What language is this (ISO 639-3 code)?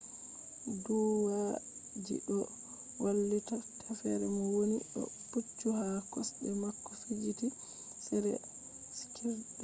ful